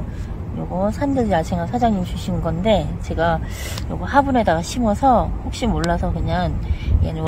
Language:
Korean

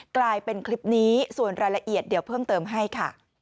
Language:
Thai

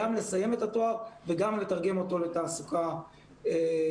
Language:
Hebrew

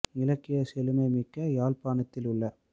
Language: Tamil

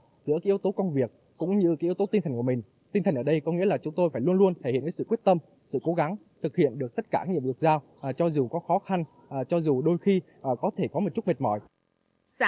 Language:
Vietnamese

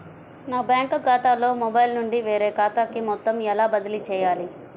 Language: Telugu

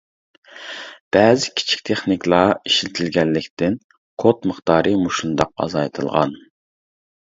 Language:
Uyghur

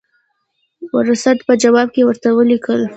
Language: Pashto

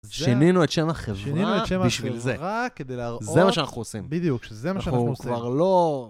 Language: Hebrew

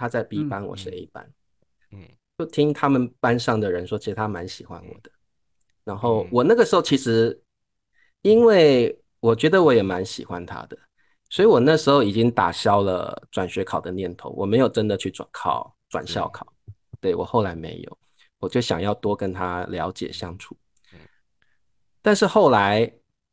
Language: Chinese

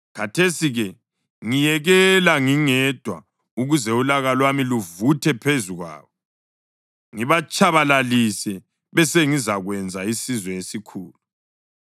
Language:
North Ndebele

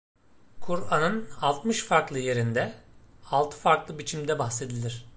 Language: Turkish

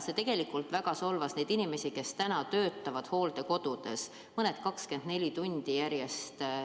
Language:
Estonian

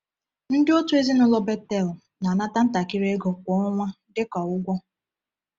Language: Igbo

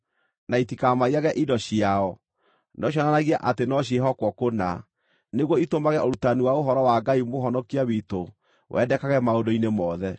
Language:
Kikuyu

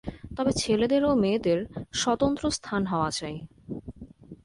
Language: Bangla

